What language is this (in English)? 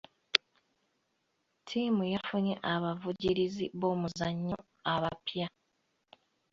Ganda